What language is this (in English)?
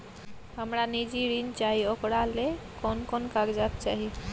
Maithili